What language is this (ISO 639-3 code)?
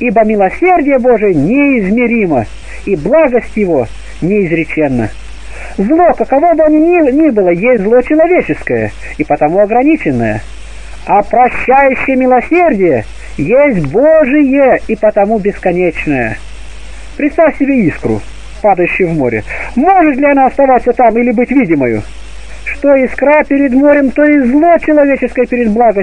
rus